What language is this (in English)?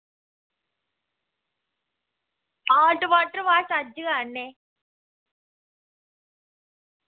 Dogri